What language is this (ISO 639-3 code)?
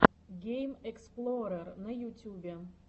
rus